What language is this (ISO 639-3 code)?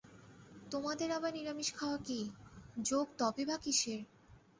ben